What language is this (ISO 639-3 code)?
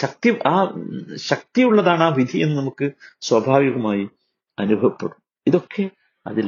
mal